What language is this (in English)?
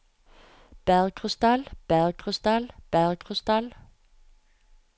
Norwegian